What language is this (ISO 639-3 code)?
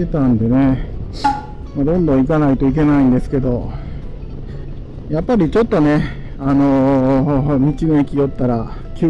jpn